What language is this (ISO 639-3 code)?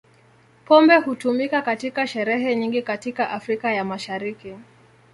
swa